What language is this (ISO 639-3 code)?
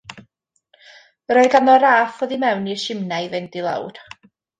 cym